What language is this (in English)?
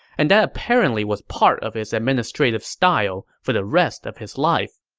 English